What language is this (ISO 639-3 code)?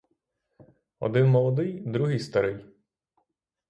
ukr